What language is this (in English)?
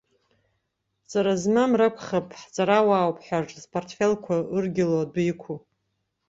Abkhazian